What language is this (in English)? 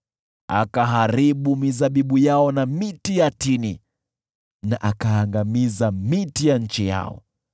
Swahili